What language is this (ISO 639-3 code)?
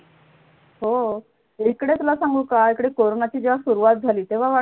mar